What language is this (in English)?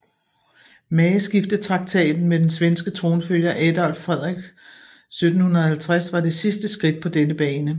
Danish